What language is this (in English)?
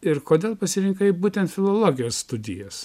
Lithuanian